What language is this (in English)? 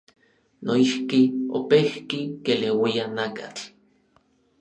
Orizaba Nahuatl